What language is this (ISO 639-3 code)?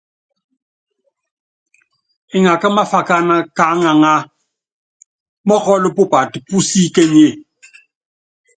yav